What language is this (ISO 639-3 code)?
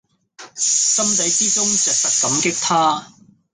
yue